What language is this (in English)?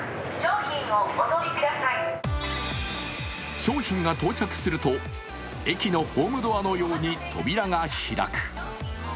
Japanese